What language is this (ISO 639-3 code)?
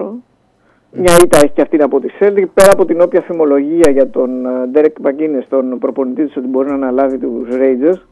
ell